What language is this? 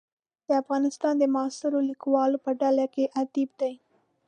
Pashto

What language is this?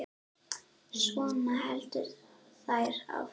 Icelandic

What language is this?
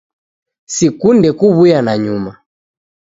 Taita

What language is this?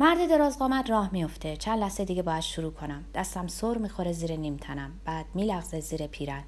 Persian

